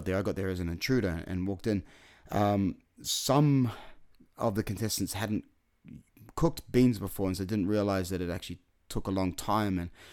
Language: English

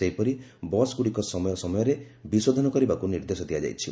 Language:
Odia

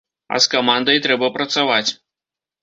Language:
Belarusian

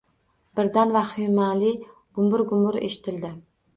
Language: Uzbek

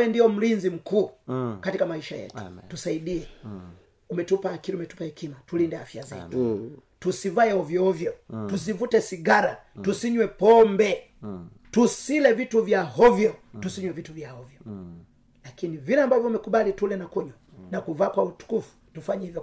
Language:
Swahili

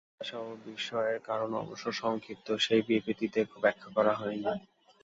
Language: Bangla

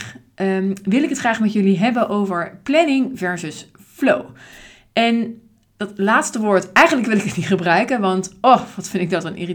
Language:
Dutch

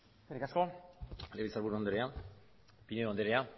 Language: Basque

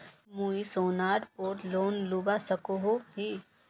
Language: Magahi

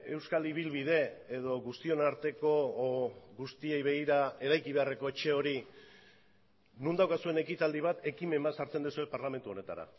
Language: Basque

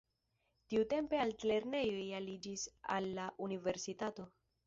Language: Esperanto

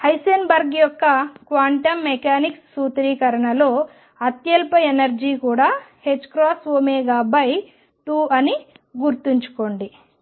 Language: Telugu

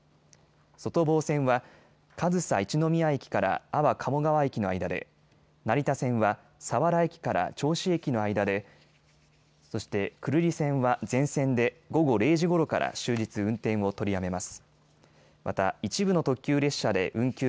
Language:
Japanese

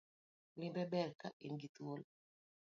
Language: Luo (Kenya and Tanzania)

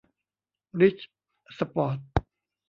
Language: Thai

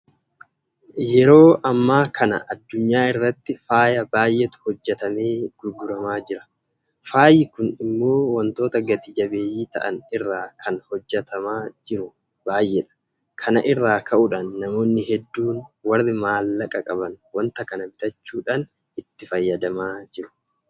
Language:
Oromo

